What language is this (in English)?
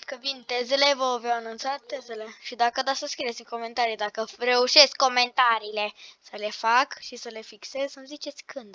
Romanian